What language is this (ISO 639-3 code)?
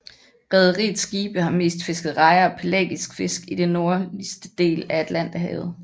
dan